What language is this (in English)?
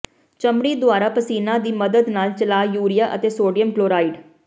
Punjabi